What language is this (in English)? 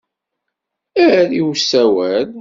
Kabyle